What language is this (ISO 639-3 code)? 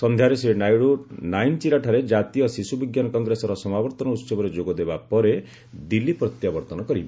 ori